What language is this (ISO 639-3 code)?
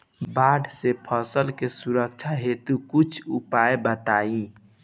bho